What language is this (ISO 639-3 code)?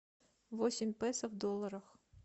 rus